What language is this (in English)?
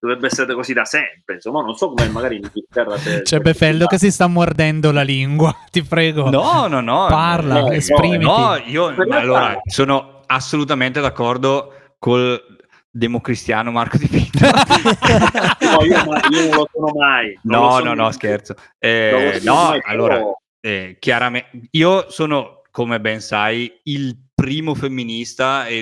Italian